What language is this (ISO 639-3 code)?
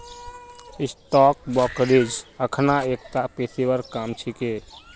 mag